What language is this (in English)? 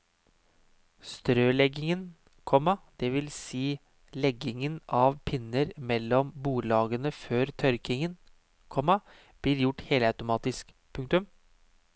Norwegian